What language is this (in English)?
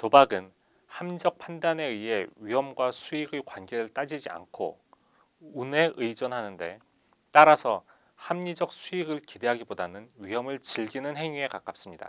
Korean